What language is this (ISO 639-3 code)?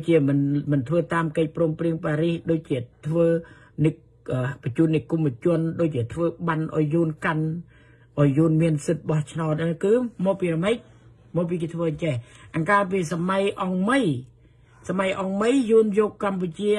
tha